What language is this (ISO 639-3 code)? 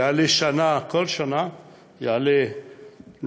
heb